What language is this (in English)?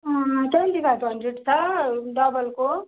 Nepali